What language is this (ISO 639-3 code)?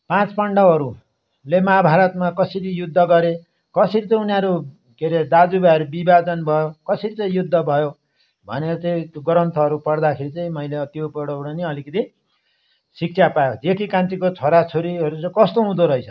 nep